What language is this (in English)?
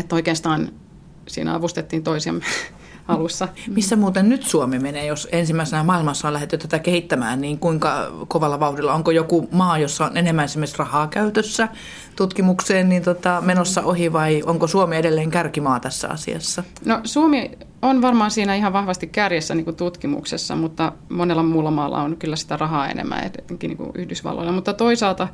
Finnish